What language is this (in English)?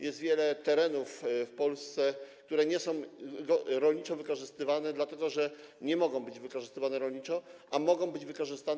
Polish